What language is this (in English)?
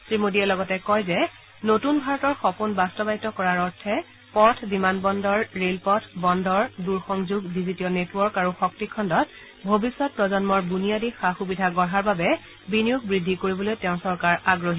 Assamese